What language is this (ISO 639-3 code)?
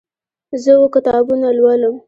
pus